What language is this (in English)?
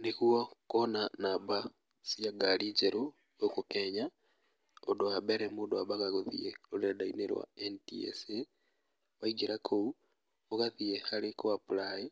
Kikuyu